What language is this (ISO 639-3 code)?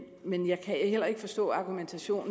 dan